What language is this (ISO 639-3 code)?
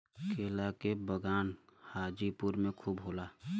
bho